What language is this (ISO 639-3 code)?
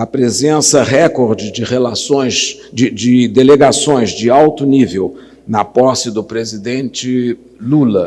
por